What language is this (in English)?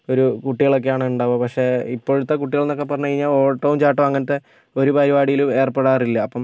Malayalam